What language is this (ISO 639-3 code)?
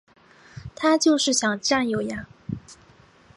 zho